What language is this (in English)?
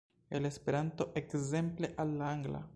Esperanto